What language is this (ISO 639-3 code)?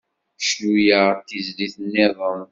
kab